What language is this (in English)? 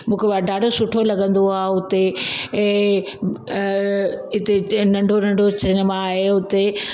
Sindhi